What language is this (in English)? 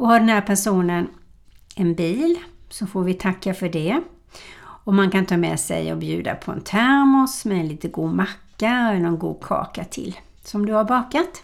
Swedish